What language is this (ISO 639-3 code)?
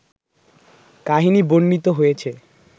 ben